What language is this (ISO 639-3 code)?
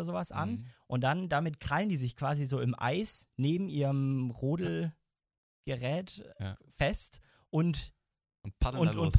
deu